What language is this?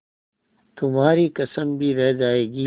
Hindi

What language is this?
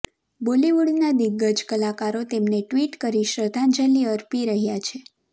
Gujarati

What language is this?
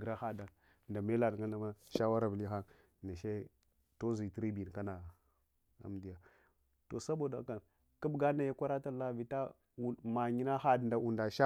Hwana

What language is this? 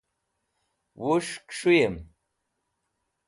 Wakhi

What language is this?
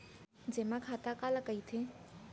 Chhattisgarhi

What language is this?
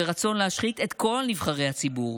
Hebrew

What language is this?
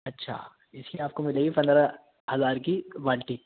Urdu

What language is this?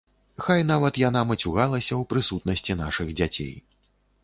Belarusian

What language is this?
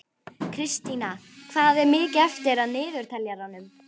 Icelandic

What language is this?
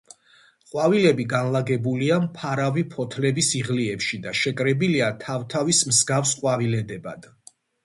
Georgian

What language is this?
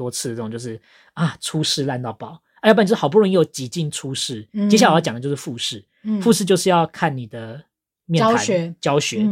Chinese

